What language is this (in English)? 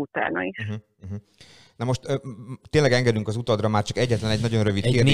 Hungarian